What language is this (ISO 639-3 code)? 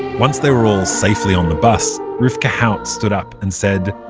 eng